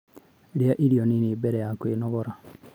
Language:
Kikuyu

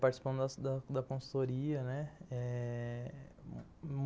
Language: Portuguese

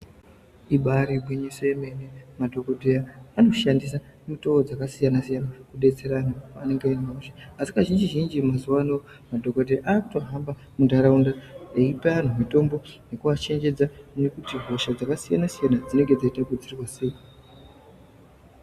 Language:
Ndau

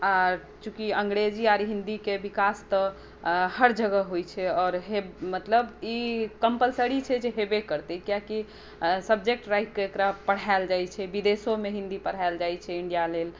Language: Maithili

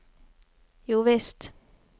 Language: Norwegian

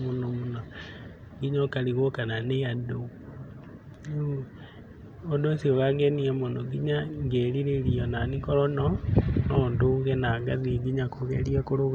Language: Kikuyu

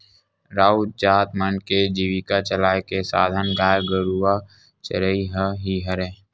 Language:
Chhattisgarhi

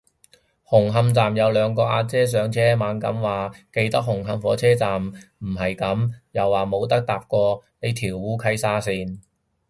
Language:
Cantonese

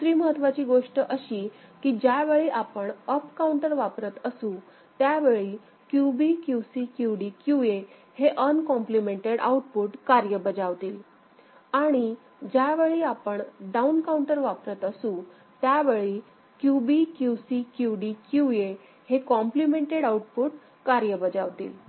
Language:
Marathi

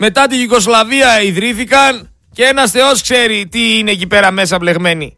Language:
Greek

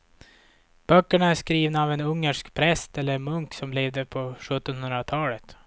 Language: Swedish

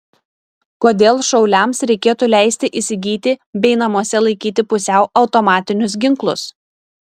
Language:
Lithuanian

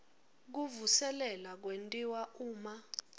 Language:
Swati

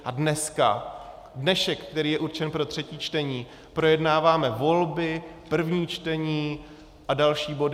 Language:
Czech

